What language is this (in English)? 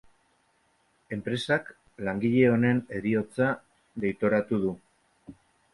Basque